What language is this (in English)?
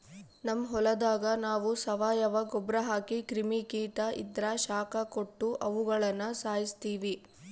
Kannada